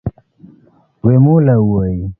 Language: Luo (Kenya and Tanzania)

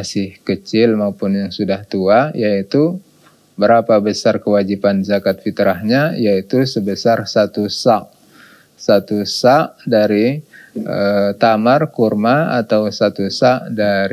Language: Indonesian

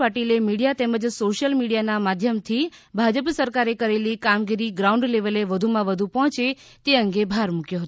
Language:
Gujarati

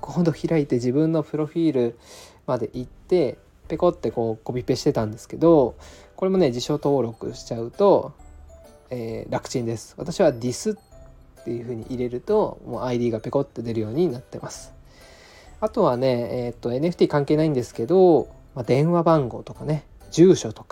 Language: Japanese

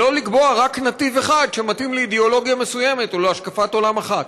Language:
Hebrew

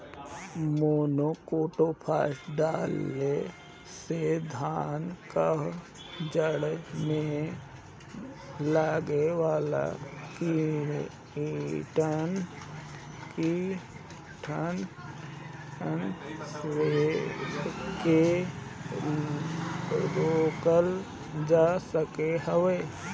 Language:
Bhojpuri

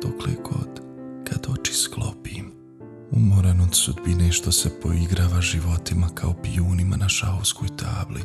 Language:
Croatian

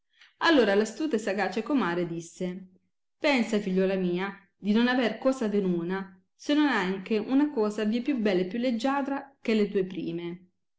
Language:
Italian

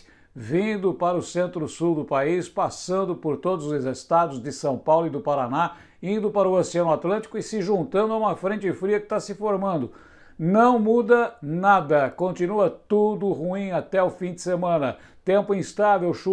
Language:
Portuguese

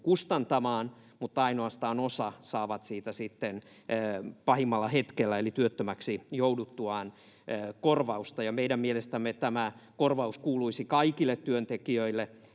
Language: Finnish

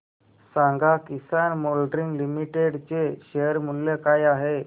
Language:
Marathi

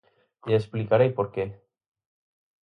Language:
Galician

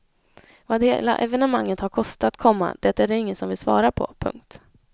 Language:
Swedish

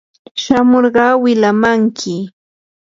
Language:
Yanahuanca Pasco Quechua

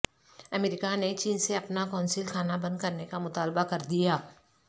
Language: Urdu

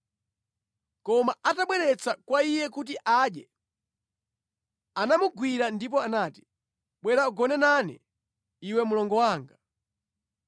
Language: Nyanja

